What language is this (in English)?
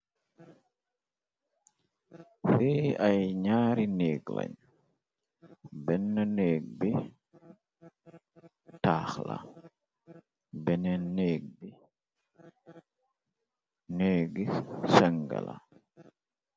Wolof